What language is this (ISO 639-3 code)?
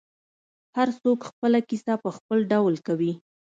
pus